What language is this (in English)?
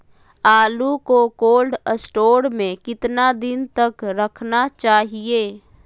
Magahi